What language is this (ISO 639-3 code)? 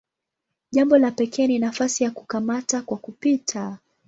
swa